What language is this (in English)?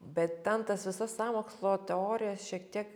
Lithuanian